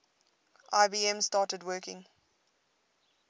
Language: English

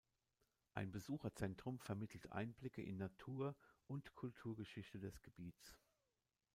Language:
German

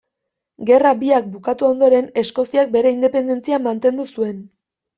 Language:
Basque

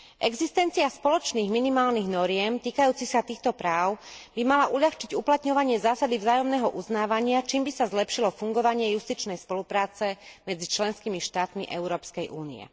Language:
Slovak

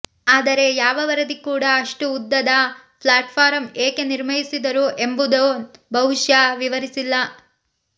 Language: Kannada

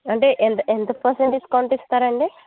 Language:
Telugu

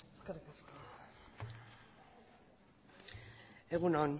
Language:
Basque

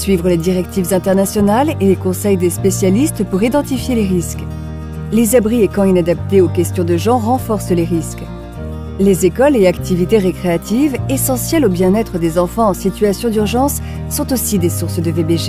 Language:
French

